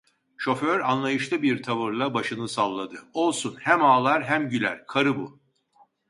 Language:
Turkish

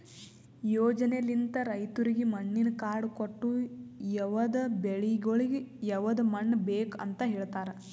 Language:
Kannada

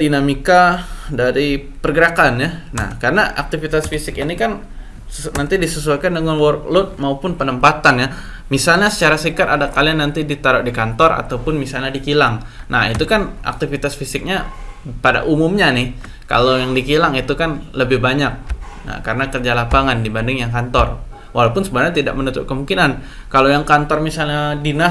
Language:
Indonesian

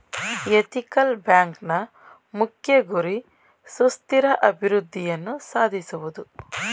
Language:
Kannada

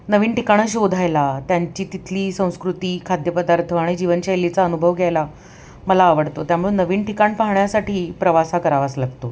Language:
Marathi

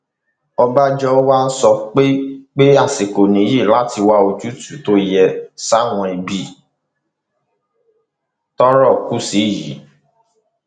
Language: Yoruba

